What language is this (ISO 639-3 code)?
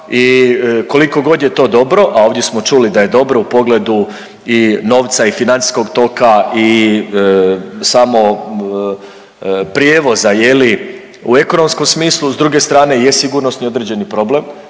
hrv